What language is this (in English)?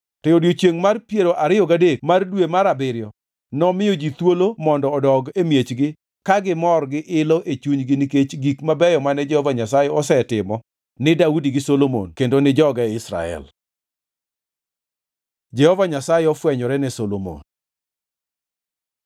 Luo (Kenya and Tanzania)